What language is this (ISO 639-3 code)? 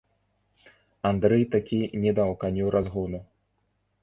bel